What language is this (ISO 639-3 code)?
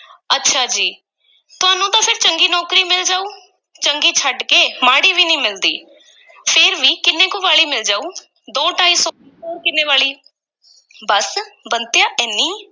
pan